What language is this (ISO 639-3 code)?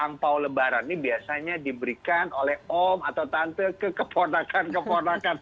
ind